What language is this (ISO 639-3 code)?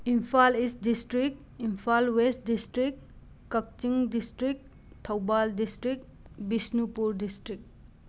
mni